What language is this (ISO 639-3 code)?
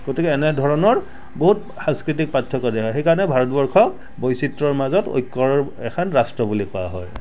asm